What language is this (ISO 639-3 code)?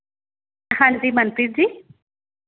pan